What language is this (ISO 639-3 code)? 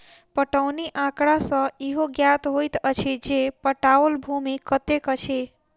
mai